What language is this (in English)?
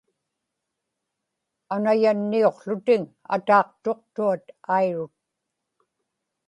Inupiaq